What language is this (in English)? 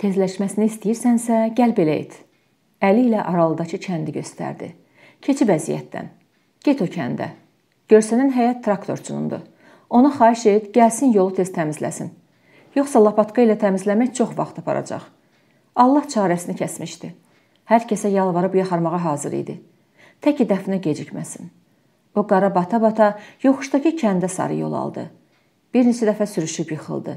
Turkish